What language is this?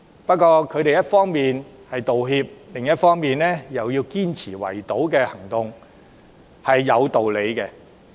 Cantonese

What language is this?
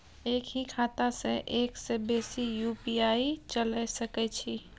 Maithili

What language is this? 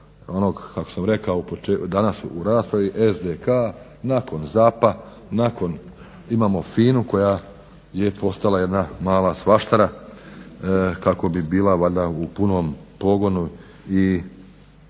Croatian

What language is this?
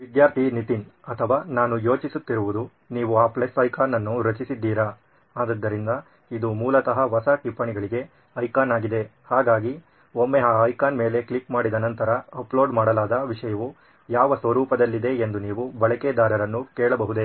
Kannada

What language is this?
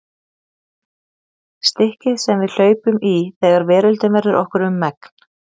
Icelandic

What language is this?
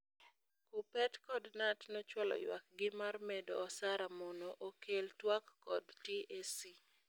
Luo (Kenya and Tanzania)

